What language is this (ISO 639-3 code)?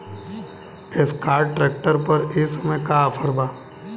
bho